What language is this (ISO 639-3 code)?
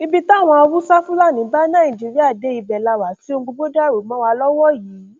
yor